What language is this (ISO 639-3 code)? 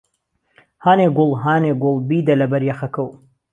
ckb